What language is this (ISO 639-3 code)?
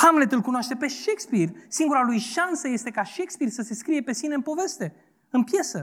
ron